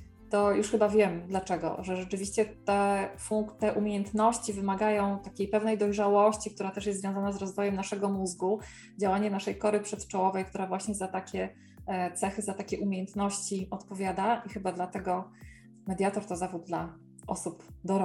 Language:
Polish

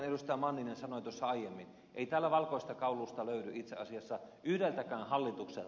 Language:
Finnish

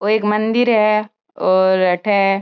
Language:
Marwari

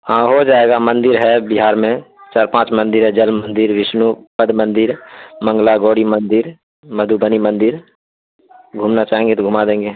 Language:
Urdu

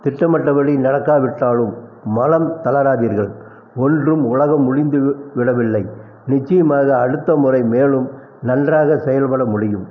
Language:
Tamil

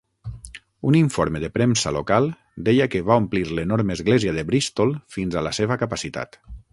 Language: Catalan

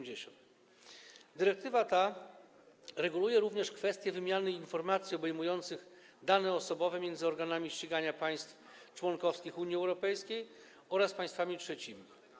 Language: Polish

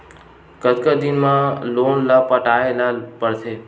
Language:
Chhattisgarhi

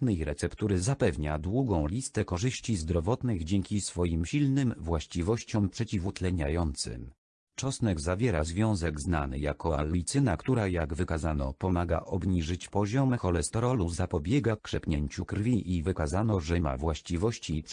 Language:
Polish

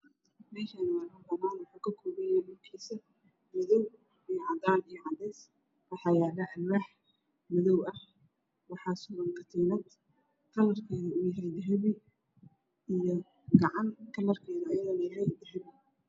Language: Somali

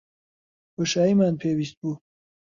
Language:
Central Kurdish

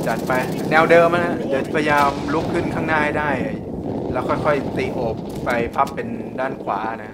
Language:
Thai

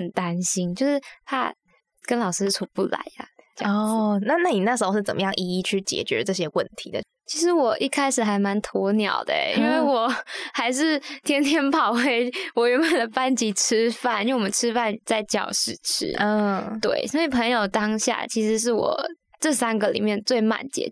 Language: Chinese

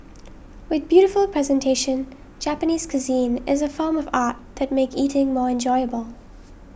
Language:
English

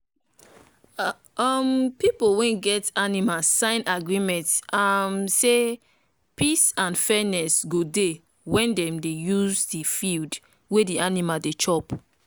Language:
Nigerian Pidgin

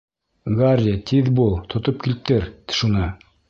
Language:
Bashkir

